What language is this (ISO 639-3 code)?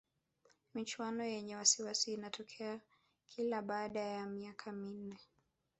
swa